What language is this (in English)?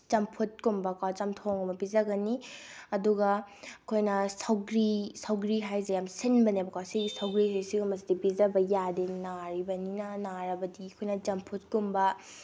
Manipuri